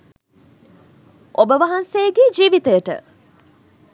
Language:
Sinhala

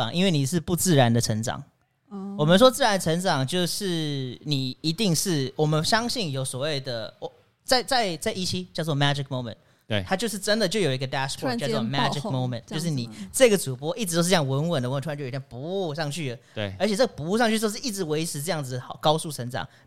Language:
Chinese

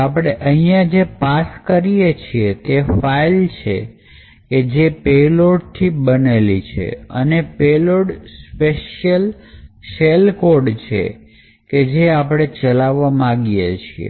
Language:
Gujarati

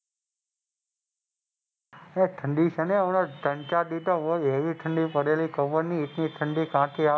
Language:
Gujarati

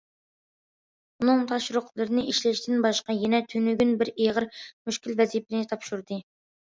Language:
Uyghur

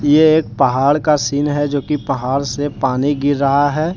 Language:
Hindi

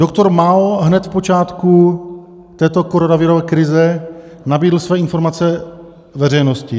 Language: Czech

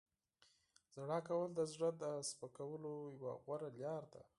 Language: Pashto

